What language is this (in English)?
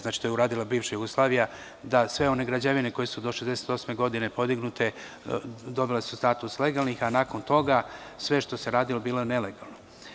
Serbian